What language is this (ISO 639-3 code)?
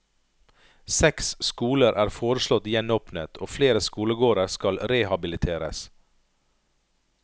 nor